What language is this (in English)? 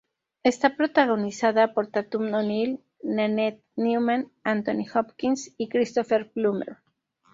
Spanish